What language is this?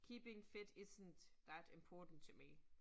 Danish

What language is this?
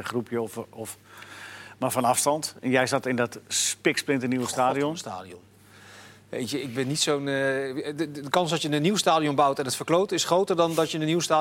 Dutch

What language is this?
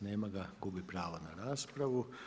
Croatian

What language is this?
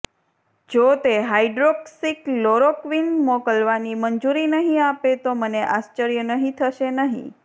Gujarati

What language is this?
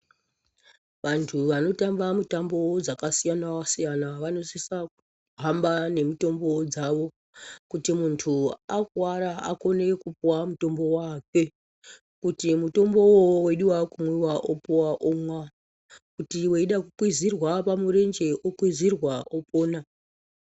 Ndau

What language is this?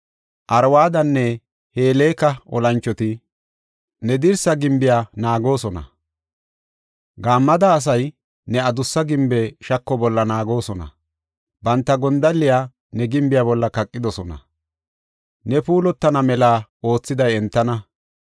Gofa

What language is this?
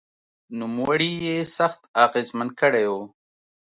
Pashto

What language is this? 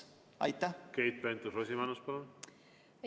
Estonian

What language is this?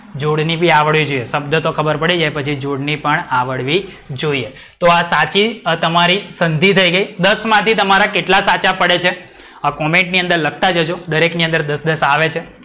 Gujarati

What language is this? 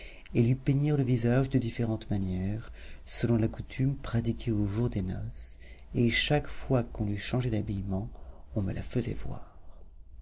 French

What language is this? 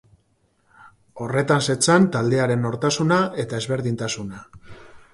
Basque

